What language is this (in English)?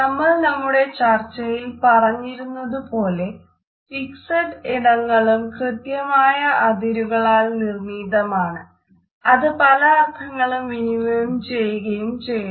Malayalam